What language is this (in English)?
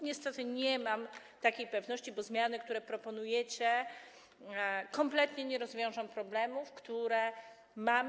Polish